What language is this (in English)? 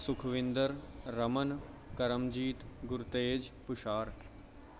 Punjabi